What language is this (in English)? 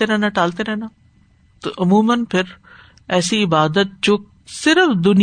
Urdu